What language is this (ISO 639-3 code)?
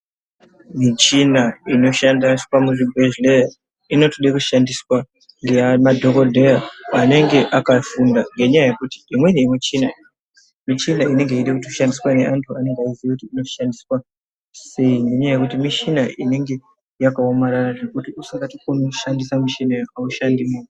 ndc